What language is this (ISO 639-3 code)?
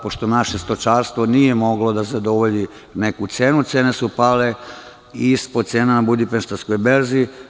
srp